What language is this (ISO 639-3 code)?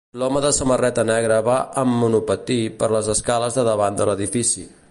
cat